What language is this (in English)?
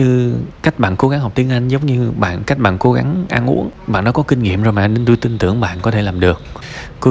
Vietnamese